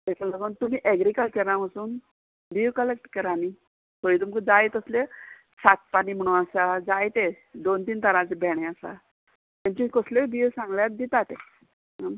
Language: Konkani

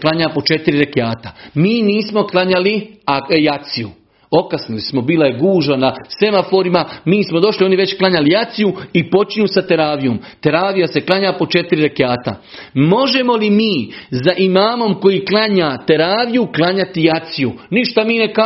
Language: Croatian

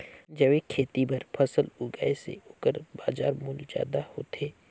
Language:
Chhattisgarhi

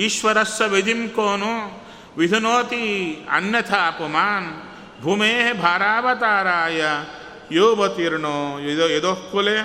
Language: Kannada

